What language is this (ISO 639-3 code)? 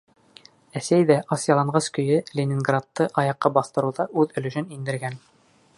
bak